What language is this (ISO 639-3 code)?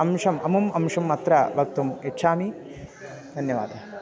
san